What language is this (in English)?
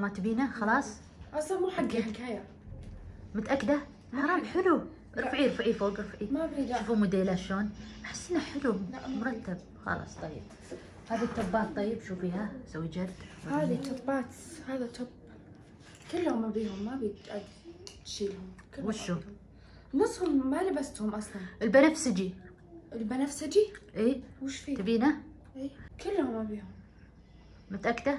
Arabic